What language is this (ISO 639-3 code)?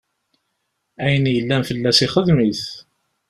kab